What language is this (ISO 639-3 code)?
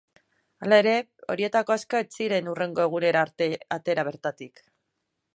eus